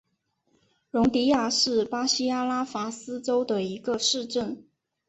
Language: Chinese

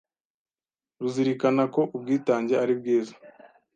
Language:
Kinyarwanda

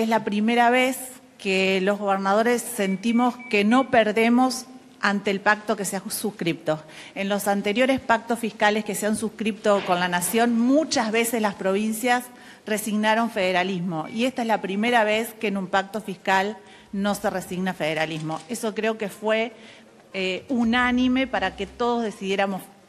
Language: Spanish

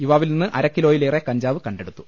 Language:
Malayalam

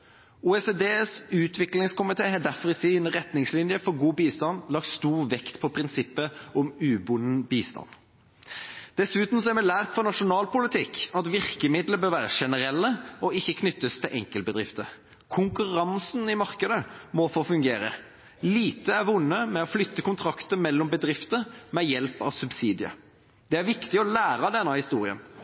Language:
Norwegian Bokmål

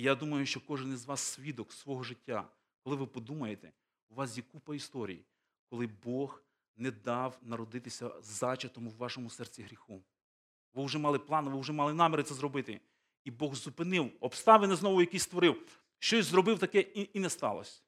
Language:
Ukrainian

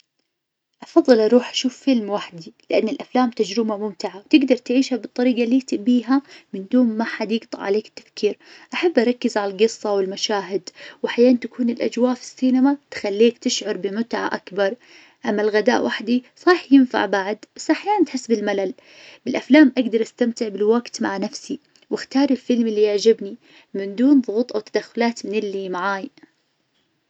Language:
Najdi Arabic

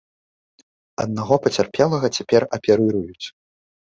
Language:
Belarusian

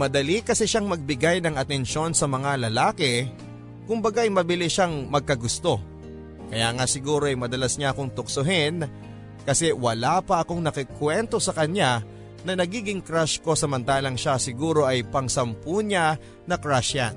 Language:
Filipino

